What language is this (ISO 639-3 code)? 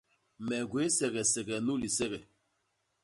bas